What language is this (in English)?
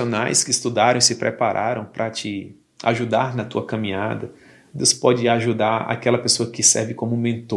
Portuguese